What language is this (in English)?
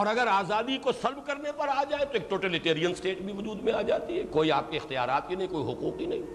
Urdu